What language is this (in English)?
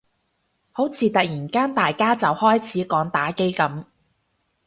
Cantonese